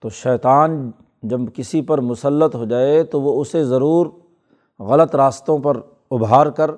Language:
Urdu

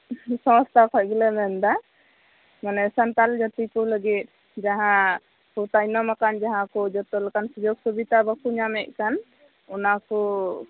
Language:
Santali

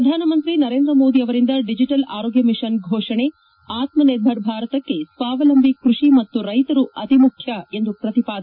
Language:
Kannada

